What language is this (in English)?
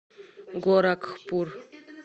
Russian